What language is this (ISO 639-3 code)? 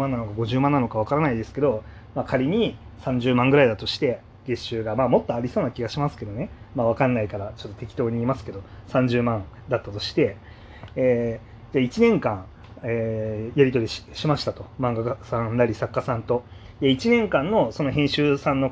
jpn